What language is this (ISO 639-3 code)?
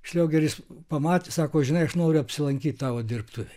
lit